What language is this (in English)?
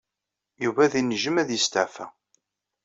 Kabyle